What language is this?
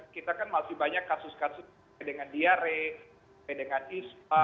Indonesian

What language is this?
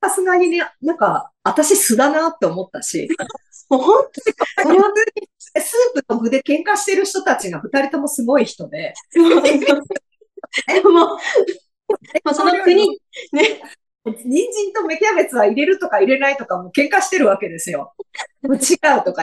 Japanese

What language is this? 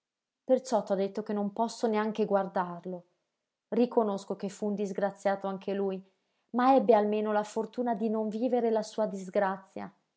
Italian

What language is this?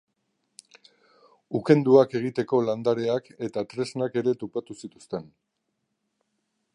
Basque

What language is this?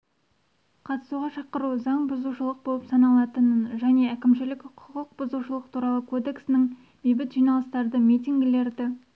Kazakh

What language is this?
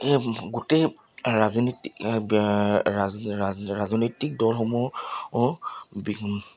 Assamese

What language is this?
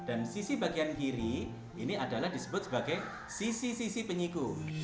Indonesian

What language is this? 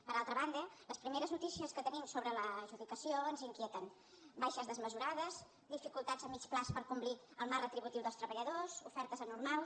Catalan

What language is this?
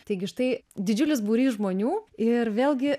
Lithuanian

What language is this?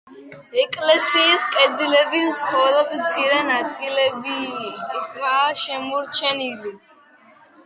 Georgian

